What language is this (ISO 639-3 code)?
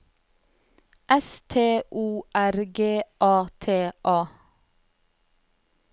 nor